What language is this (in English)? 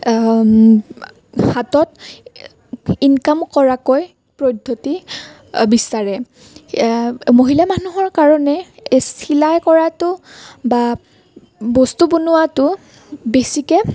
Assamese